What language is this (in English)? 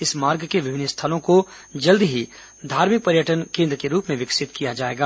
Hindi